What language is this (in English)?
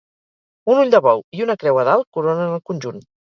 Catalan